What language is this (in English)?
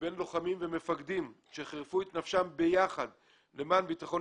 Hebrew